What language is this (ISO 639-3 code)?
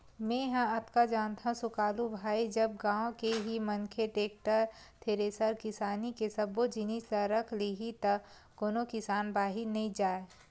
hne